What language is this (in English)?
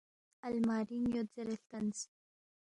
Balti